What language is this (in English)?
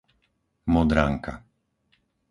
Slovak